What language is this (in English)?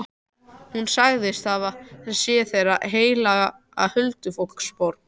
Icelandic